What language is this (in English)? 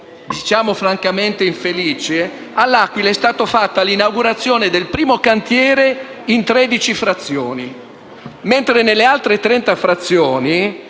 Italian